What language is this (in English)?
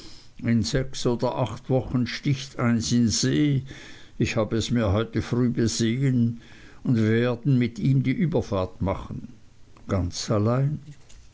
German